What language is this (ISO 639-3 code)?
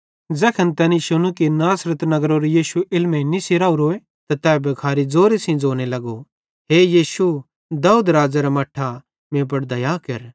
bhd